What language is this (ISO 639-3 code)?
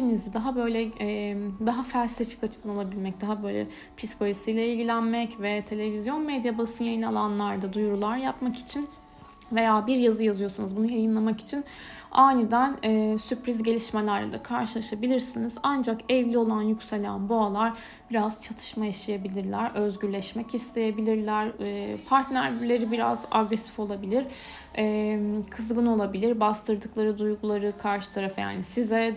tur